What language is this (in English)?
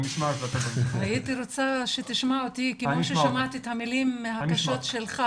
Hebrew